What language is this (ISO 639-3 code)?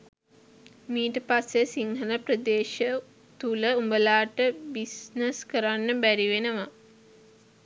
sin